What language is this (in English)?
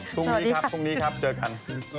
Thai